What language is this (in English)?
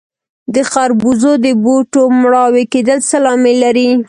Pashto